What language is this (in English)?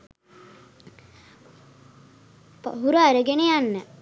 Sinhala